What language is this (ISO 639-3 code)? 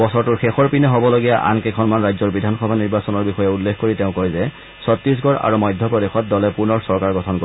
asm